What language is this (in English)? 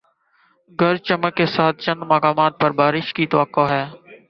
Urdu